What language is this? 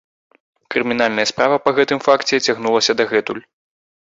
Belarusian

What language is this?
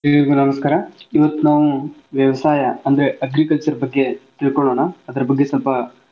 Kannada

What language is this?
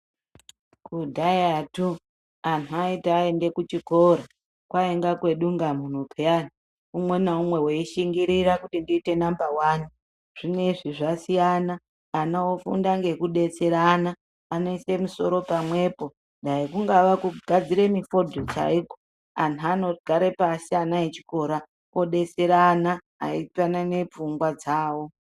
Ndau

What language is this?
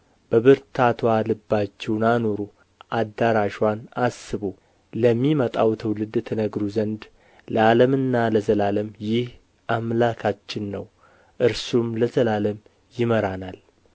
Amharic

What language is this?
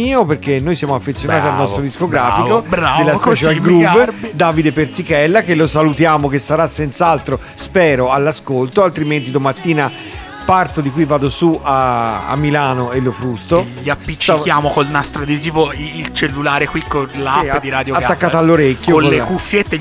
Italian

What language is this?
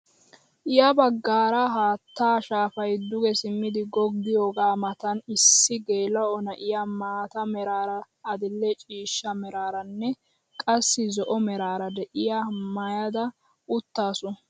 Wolaytta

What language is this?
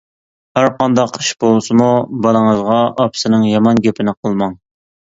Uyghur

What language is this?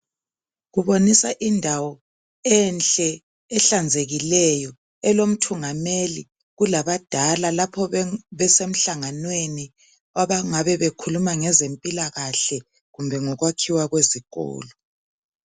North Ndebele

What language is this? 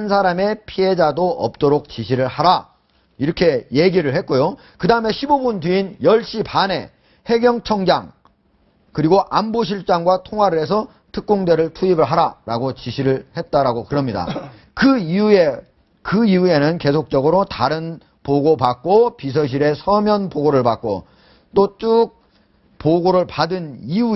Korean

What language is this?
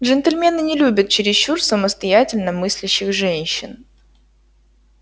Russian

